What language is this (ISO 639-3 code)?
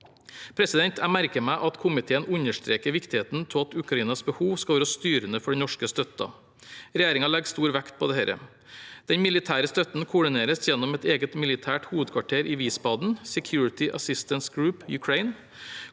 nor